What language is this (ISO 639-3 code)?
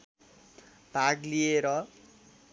nep